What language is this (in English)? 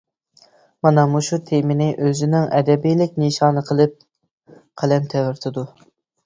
Uyghur